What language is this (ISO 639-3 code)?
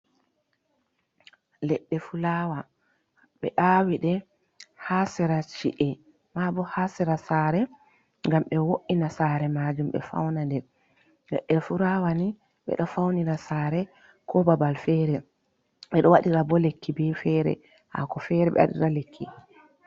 ful